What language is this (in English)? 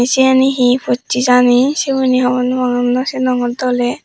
Chakma